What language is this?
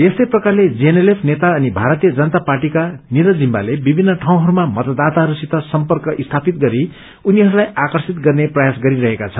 Nepali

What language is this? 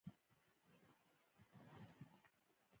Pashto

